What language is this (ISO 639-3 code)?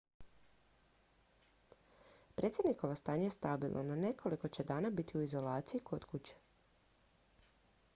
hrv